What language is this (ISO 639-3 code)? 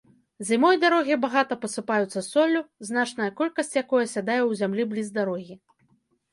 bel